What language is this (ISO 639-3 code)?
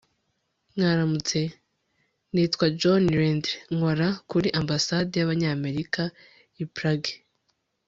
kin